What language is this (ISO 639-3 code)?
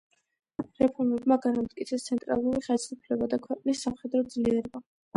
kat